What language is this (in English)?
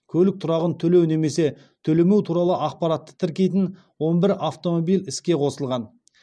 Kazakh